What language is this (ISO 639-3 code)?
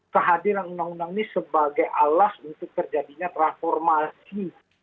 ind